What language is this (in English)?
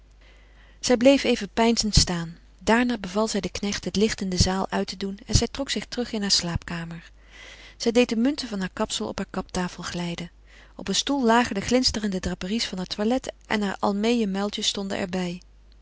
Dutch